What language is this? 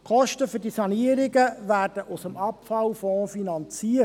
Swiss German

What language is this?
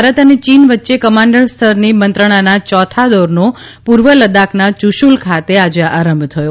Gujarati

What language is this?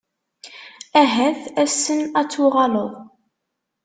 Kabyle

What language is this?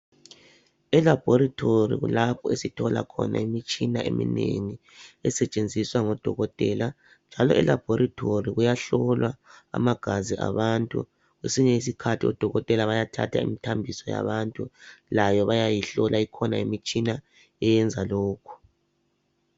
North Ndebele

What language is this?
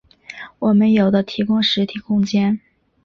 Chinese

